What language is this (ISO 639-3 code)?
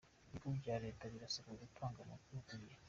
kin